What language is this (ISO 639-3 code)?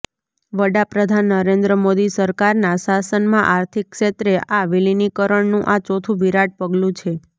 guj